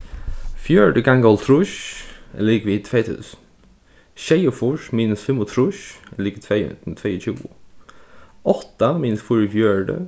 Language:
Faroese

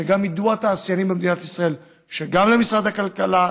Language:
Hebrew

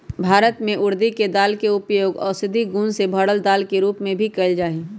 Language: Magahi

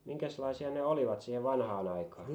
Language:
Finnish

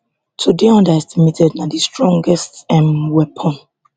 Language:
Nigerian Pidgin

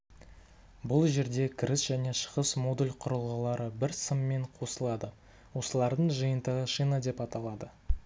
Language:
Kazakh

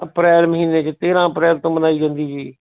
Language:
Punjabi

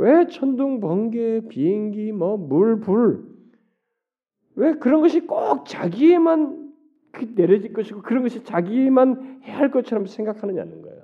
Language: Korean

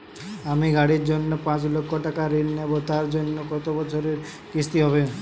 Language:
Bangla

